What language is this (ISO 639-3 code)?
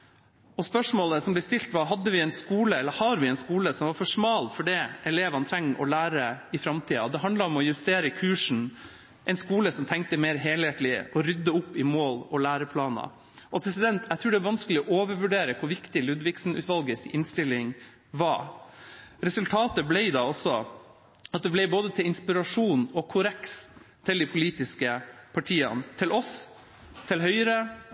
nob